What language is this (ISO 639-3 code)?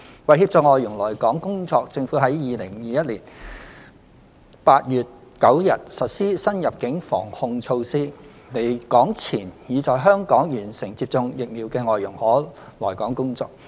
yue